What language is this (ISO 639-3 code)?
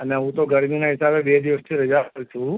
guj